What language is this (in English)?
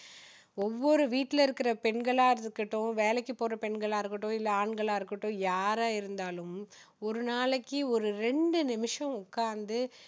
Tamil